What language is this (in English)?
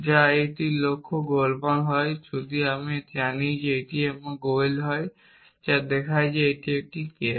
Bangla